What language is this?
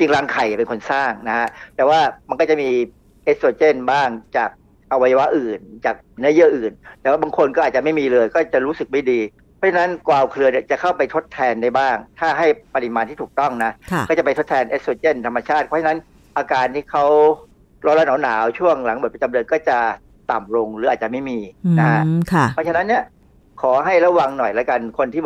Thai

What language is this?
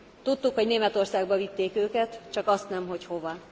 Hungarian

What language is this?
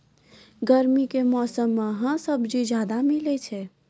Maithili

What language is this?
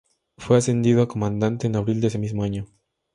Spanish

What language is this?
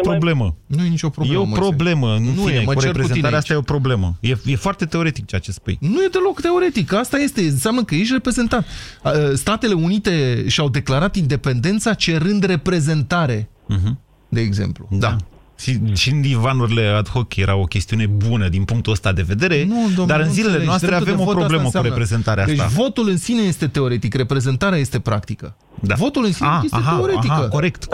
Romanian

